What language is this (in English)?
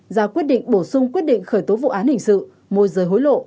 Vietnamese